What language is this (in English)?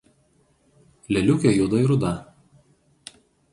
Lithuanian